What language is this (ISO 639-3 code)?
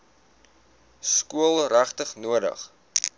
afr